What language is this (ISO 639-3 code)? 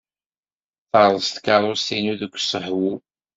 kab